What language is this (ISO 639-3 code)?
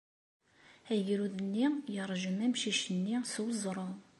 kab